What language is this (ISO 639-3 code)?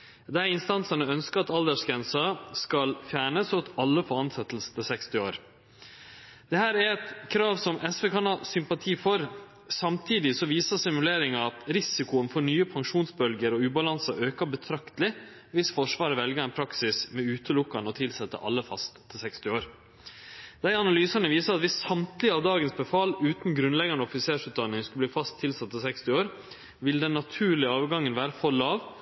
nno